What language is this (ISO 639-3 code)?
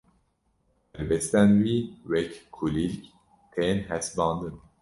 kur